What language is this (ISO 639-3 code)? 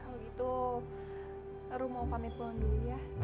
ind